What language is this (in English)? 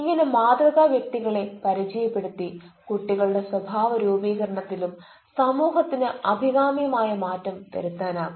Malayalam